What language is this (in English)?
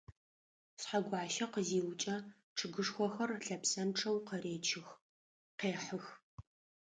Adyghe